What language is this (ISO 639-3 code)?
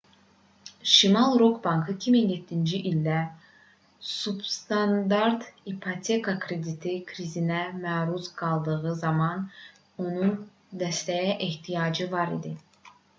aze